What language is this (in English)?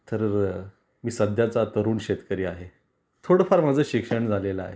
Marathi